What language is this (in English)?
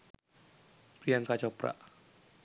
Sinhala